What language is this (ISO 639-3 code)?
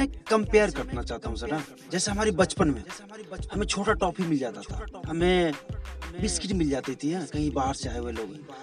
hin